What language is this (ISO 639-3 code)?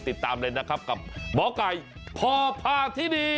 tha